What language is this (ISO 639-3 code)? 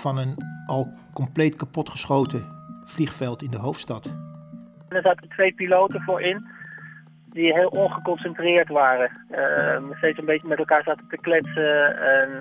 nld